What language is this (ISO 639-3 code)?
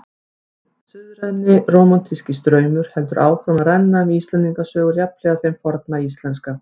isl